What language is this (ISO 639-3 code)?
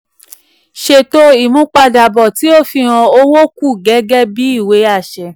yor